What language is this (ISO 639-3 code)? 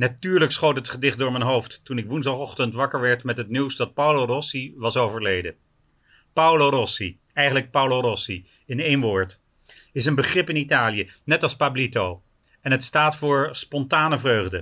nld